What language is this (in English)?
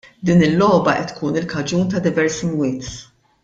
Maltese